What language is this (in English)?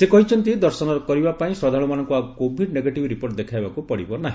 Odia